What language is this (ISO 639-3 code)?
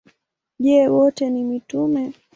swa